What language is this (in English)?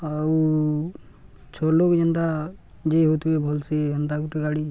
Odia